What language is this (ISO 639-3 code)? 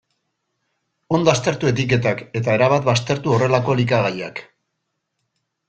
eus